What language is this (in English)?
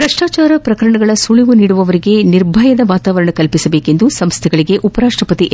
Kannada